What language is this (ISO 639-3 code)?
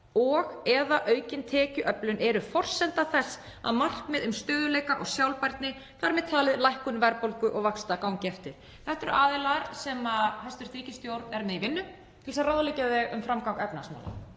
isl